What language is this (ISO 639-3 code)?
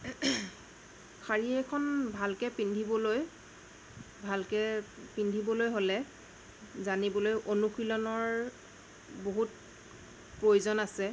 asm